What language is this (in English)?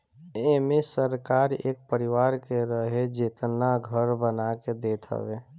Bhojpuri